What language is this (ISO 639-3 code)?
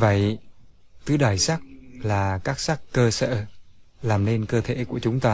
vie